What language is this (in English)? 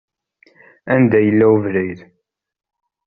Kabyle